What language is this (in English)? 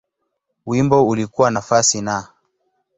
Swahili